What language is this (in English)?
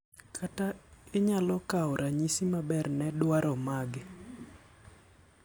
Luo (Kenya and Tanzania)